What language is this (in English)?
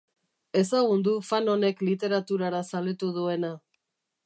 Basque